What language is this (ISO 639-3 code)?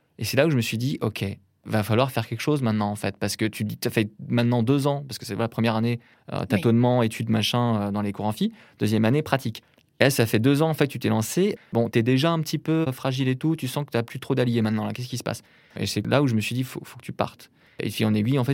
fra